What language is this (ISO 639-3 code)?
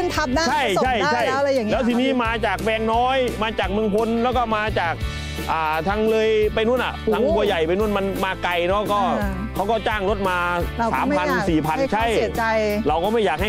tha